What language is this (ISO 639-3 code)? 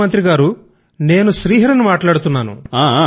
tel